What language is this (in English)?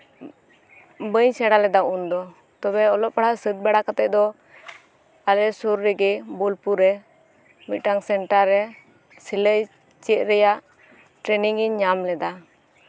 Santali